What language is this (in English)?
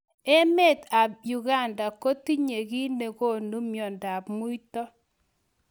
Kalenjin